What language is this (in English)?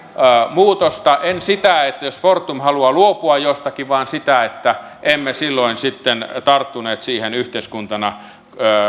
Finnish